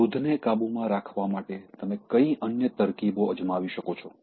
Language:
Gujarati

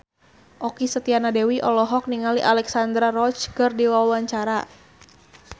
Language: Sundanese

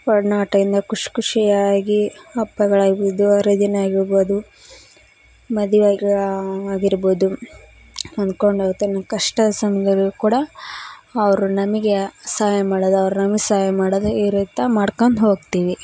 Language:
Kannada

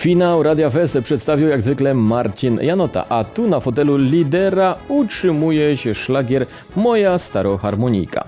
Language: Polish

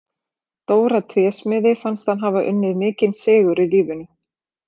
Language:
Icelandic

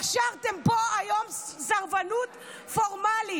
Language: Hebrew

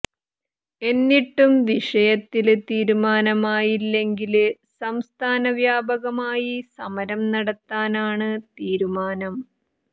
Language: Malayalam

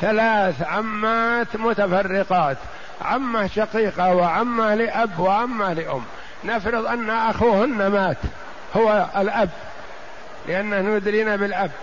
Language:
Arabic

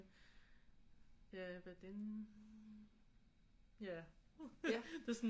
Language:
Danish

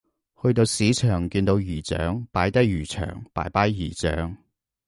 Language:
Cantonese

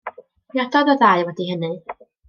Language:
Welsh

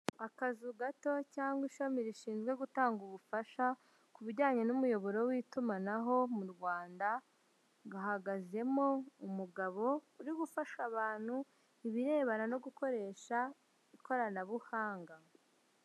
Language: Kinyarwanda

